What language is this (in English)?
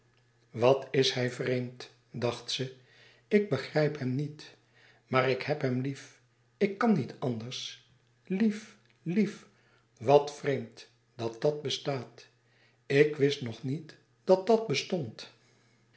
Dutch